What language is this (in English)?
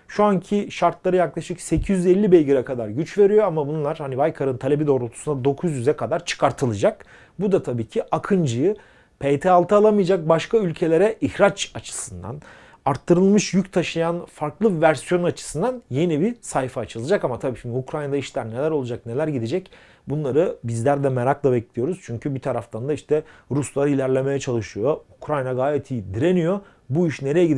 Turkish